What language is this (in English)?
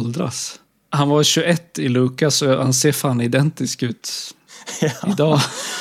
Swedish